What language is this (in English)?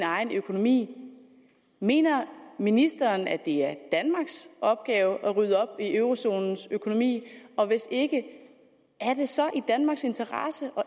Danish